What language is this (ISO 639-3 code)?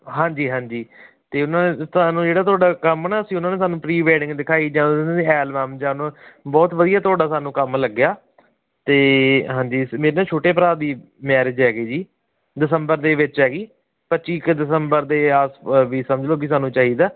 pan